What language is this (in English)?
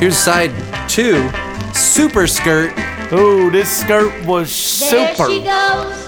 English